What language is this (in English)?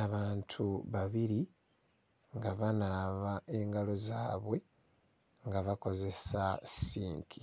Ganda